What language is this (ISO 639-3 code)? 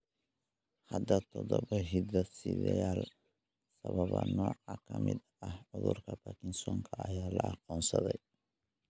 som